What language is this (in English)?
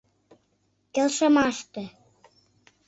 Mari